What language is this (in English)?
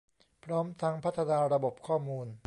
Thai